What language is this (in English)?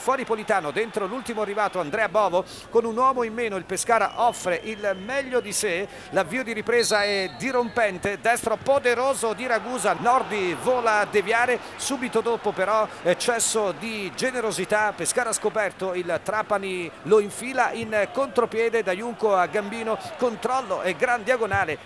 Italian